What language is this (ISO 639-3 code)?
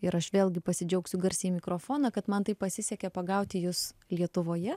lit